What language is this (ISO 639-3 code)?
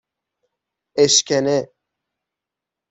fas